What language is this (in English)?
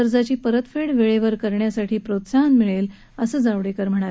Marathi